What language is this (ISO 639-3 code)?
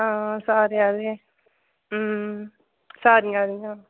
doi